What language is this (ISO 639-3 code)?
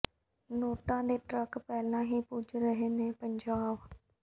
pan